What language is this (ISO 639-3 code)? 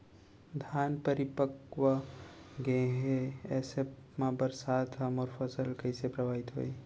hne